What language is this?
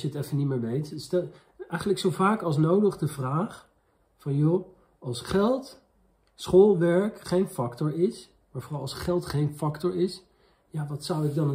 Dutch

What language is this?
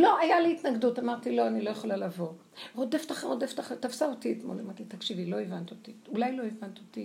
Hebrew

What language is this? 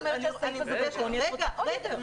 Hebrew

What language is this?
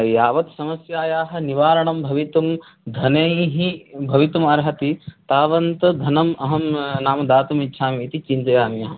Sanskrit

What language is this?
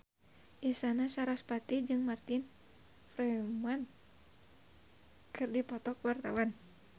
Sundanese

